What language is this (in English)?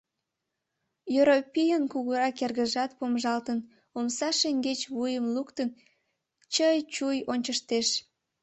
Mari